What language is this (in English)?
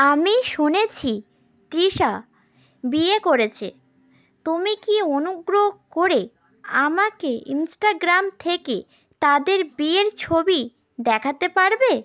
Bangla